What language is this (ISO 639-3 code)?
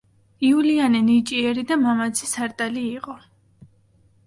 kat